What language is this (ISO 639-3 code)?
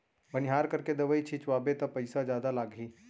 hne